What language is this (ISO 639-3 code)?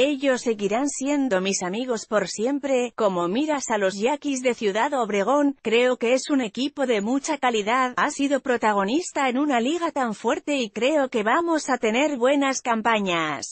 spa